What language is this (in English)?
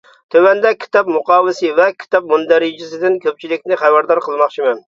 Uyghur